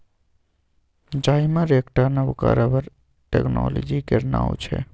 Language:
Maithili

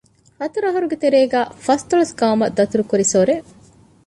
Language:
Divehi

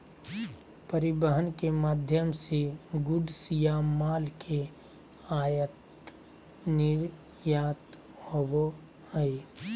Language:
Magahi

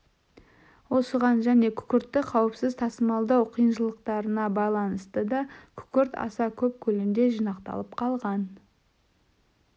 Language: Kazakh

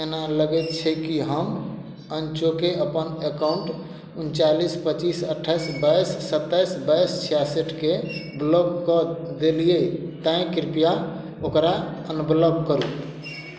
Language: Maithili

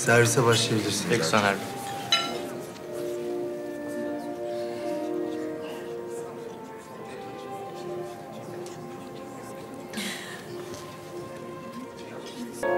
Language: Turkish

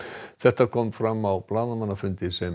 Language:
Icelandic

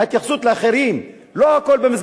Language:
Hebrew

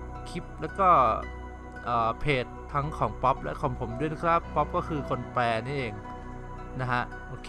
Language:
Thai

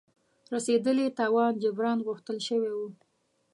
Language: Pashto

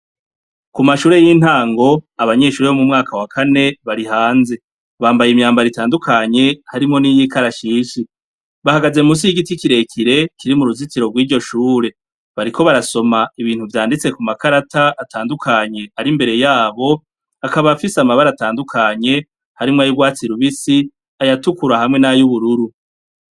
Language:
Rundi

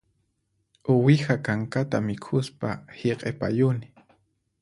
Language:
Puno Quechua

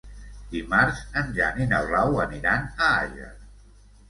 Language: Catalan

